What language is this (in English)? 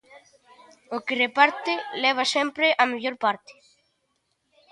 Galician